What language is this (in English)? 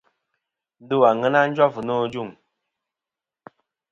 Kom